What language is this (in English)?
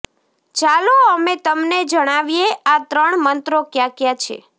Gujarati